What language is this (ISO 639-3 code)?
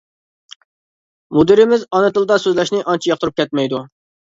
uig